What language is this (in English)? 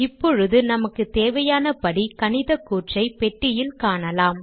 Tamil